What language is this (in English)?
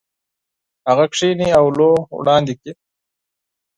Pashto